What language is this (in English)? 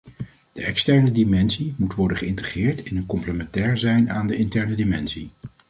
Dutch